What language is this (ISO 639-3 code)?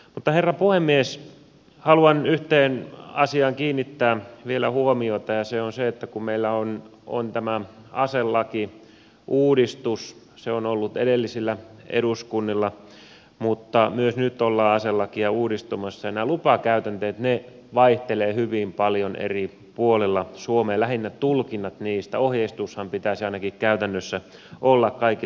fin